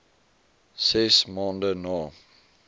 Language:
Afrikaans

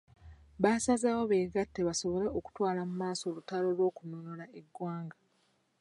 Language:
Ganda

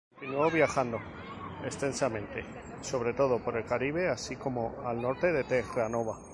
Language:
Spanish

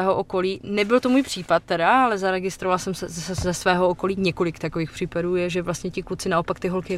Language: Czech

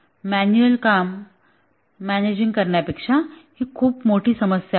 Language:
Marathi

